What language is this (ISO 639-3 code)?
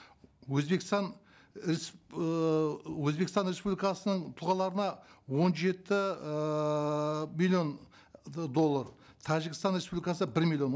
kaz